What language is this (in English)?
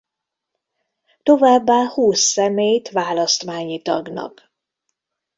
Hungarian